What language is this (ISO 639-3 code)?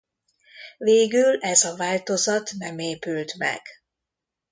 hun